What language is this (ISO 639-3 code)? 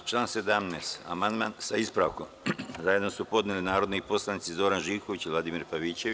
srp